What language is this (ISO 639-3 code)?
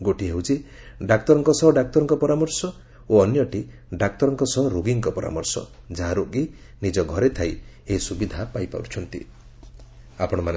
ori